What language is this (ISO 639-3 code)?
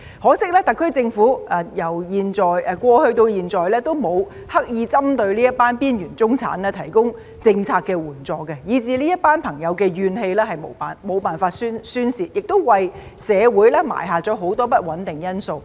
yue